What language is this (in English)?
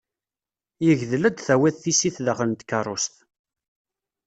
Kabyle